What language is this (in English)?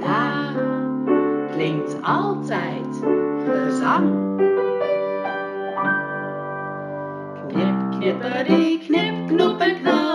Dutch